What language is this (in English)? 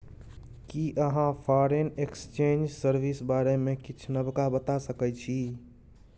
Maithili